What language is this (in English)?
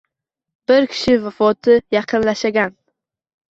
Uzbek